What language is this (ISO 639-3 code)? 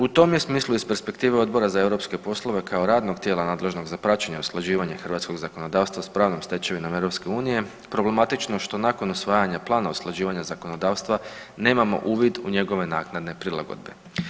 hrv